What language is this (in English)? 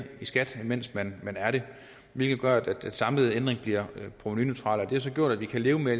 Danish